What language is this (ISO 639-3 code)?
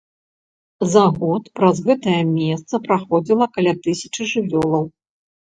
bel